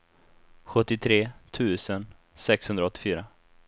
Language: Swedish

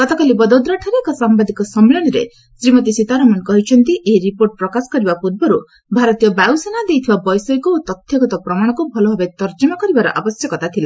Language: Odia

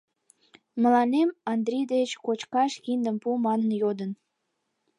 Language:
Mari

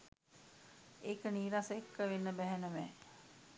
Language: Sinhala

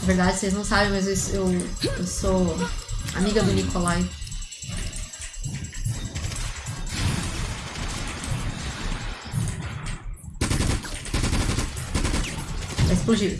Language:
Portuguese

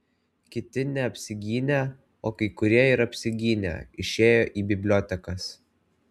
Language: Lithuanian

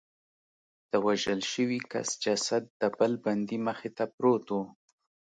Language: Pashto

